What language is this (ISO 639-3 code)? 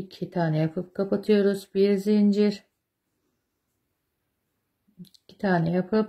tur